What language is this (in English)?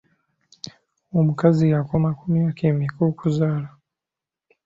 Ganda